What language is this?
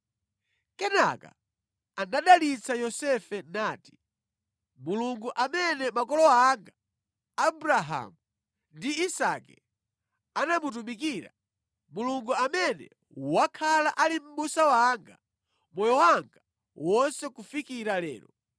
Nyanja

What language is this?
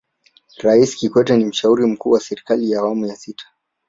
Swahili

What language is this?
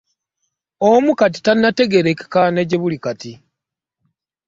Ganda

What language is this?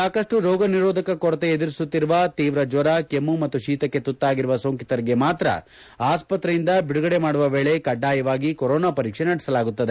Kannada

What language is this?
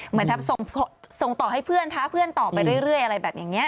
Thai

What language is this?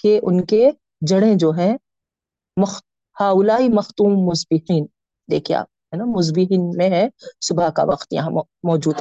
Urdu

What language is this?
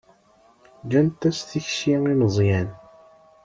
Kabyle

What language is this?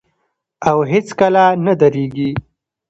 Pashto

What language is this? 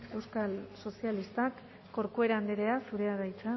Basque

